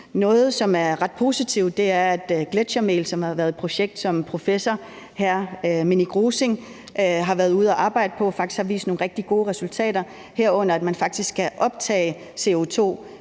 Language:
Danish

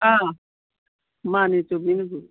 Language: Manipuri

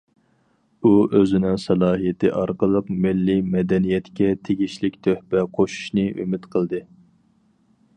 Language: Uyghur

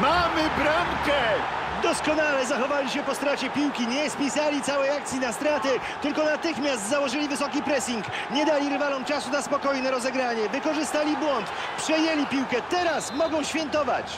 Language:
Polish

